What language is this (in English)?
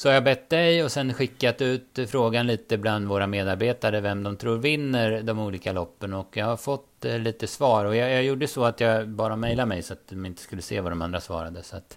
Swedish